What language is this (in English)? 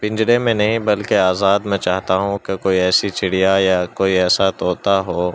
Urdu